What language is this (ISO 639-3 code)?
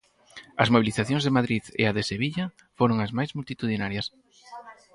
glg